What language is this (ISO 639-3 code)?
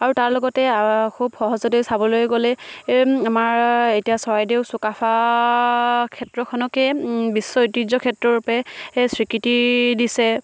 asm